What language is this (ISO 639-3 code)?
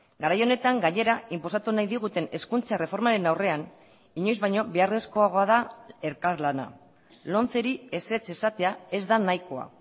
eus